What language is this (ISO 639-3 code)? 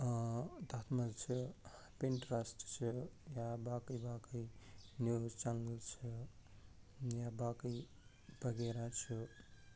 kas